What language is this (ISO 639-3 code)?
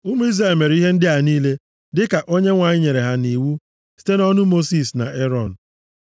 ibo